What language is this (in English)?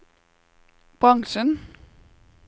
Norwegian